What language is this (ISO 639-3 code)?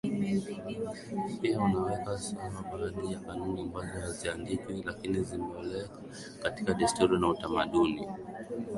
swa